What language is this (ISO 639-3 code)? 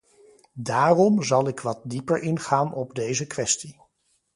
nld